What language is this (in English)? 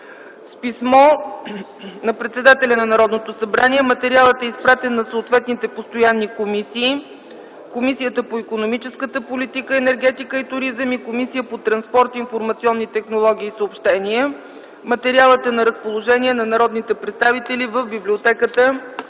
Bulgarian